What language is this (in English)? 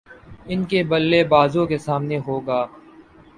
Urdu